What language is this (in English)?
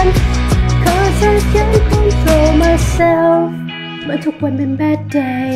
Thai